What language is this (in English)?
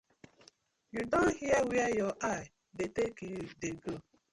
Nigerian Pidgin